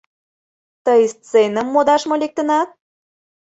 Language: Mari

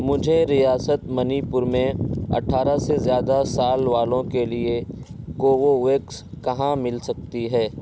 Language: Urdu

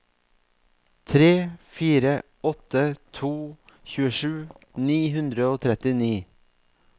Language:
Norwegian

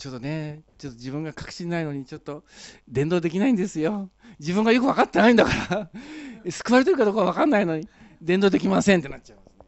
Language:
Japanese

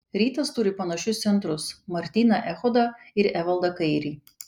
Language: Lithuanian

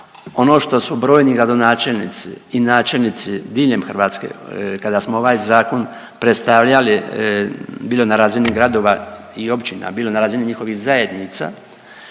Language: Croatian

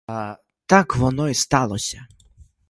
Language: Ukrainian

